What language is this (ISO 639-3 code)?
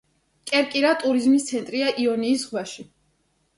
kat